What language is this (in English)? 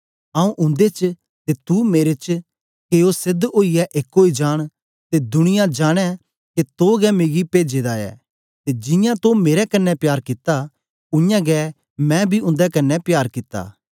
Dogri